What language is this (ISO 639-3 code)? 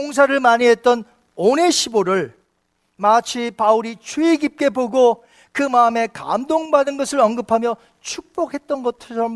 kor